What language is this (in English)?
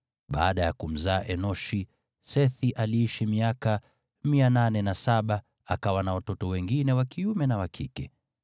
Swahili